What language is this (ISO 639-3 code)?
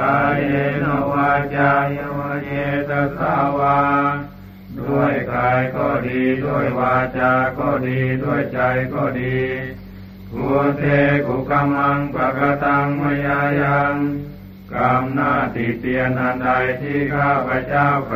tha